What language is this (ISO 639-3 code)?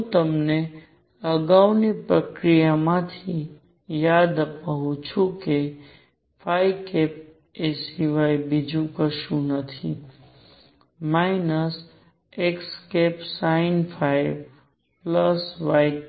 guj